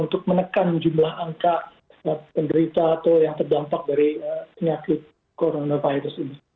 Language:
Indonesian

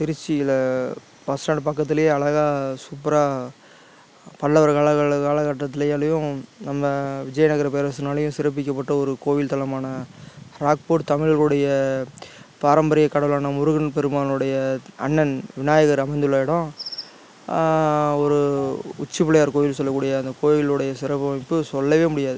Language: Tamil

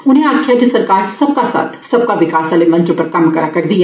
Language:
Dogri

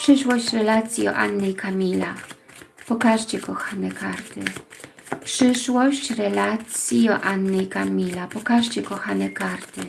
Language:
Polish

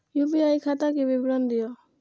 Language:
Maithili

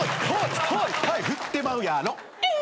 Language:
Japanese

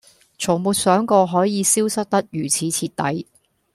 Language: Cantonese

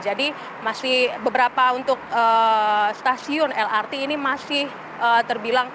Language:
Indonesian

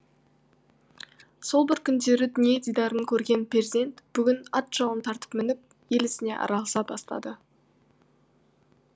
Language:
Kazakh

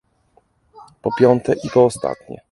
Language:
Polish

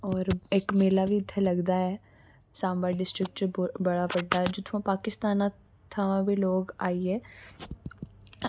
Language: Dogri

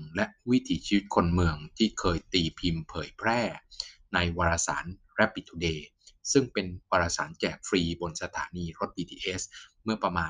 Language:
Thai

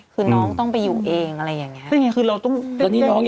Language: Thai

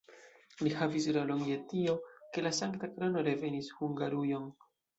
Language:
Esperanto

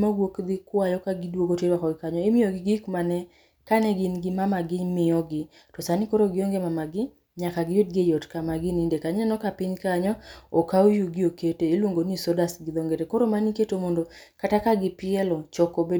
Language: Luo (Kenya and Tanzania)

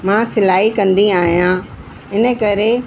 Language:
Sindhi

